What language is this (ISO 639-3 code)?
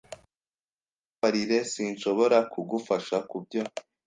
kin